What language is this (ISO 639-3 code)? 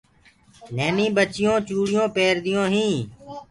ggg